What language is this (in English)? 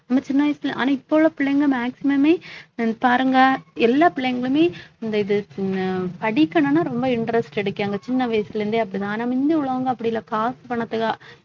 Tamil